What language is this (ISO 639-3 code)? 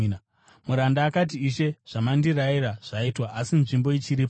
sna